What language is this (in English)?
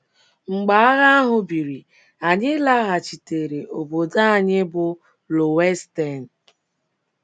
Igbo